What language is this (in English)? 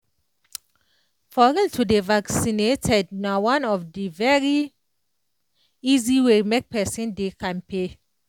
Nigerian Pidgin